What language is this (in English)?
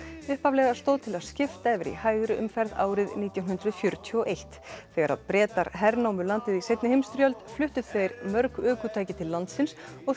Icelandic